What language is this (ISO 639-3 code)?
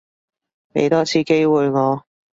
yue